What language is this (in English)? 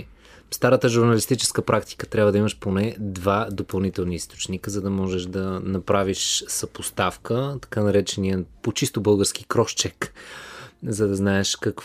Bulgarian